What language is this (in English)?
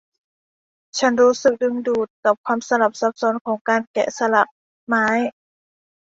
Thai